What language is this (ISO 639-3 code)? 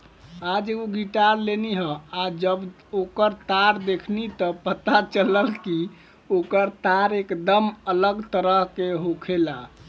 bho